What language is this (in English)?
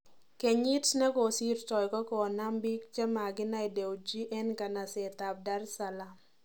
Kalenjin